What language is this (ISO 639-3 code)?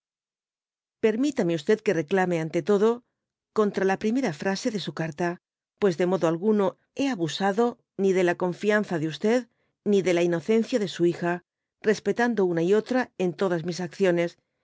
spa